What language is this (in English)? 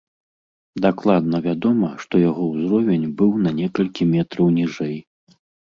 Belarusian